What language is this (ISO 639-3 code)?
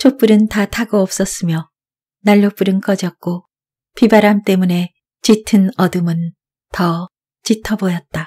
kor